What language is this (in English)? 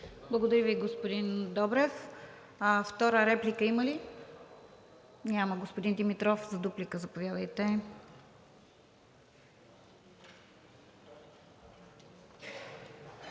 Bulgarian